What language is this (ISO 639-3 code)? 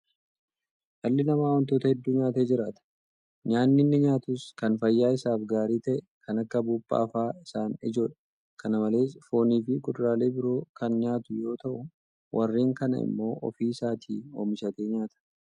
orm